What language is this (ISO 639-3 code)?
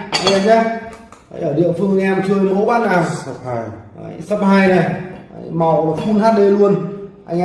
vie